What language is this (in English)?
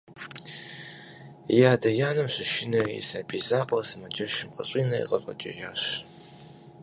Kabardian